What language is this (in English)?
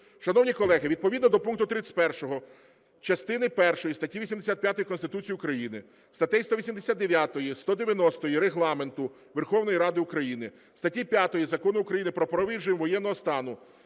Ukrainian